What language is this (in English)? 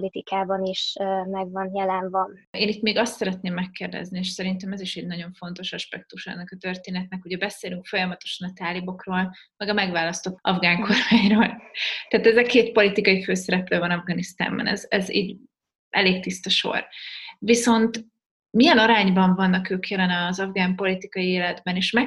Hungarian